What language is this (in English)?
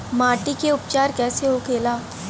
Bhojpuri